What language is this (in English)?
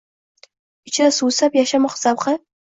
Uzbek